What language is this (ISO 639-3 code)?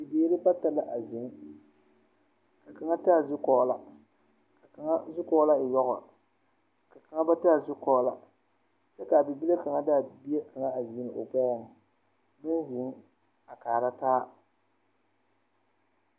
dga